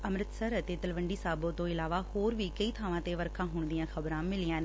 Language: Punjabi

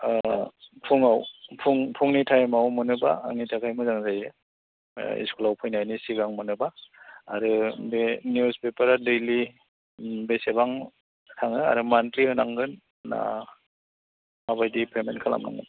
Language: Bodo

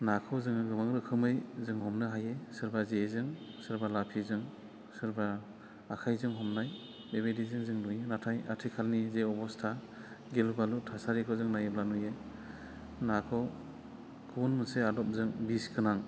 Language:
Bodo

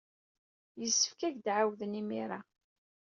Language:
Kabyle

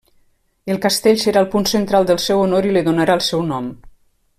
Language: Catalan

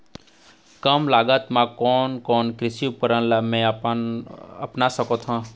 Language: Chhattisgarhi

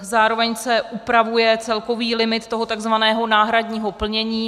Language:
Czech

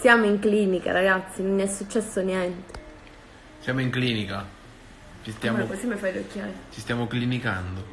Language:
Italian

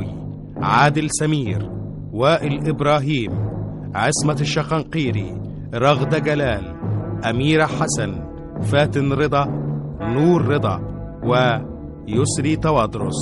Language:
Arabic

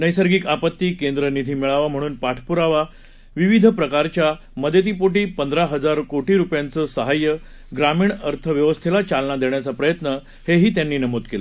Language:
Marathi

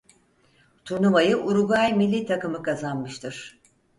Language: Turkish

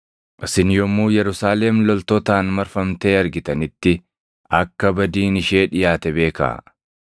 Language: Oromo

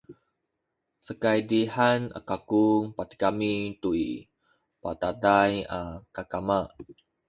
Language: Sakizaya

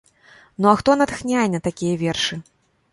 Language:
Belarusian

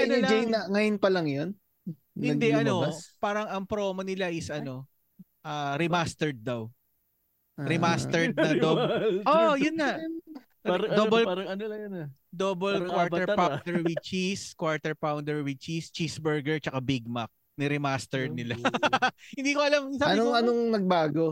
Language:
Filipino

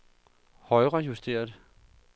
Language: Danish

